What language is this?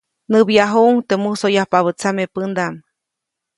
Copainalá Zoque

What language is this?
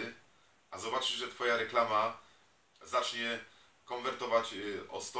Polish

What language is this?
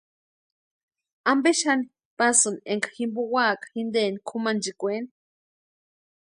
Western Highland Purepecha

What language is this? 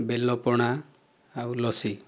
Odia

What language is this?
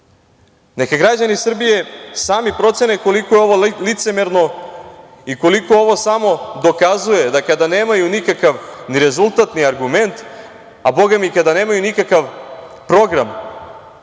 Serbian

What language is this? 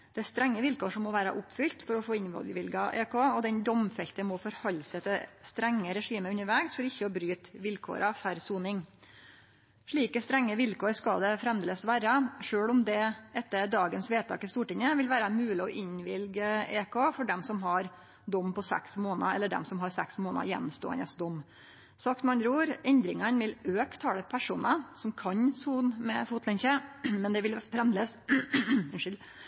Norwegian Nynorsk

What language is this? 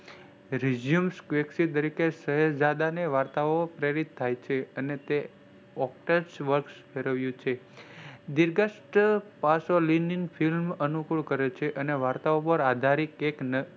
Gujarati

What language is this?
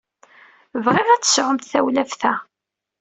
Kabyle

